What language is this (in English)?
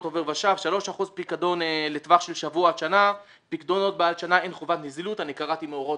Hebrew